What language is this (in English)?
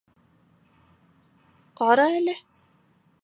Bashkir